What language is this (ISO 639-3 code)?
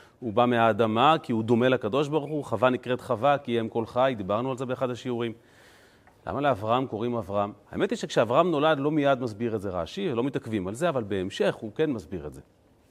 heb